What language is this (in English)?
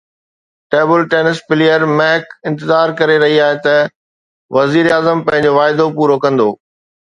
Sindhi